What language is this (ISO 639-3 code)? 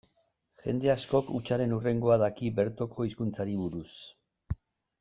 eus